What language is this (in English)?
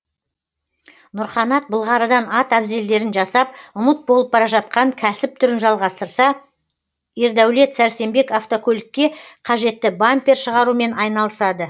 Kazakh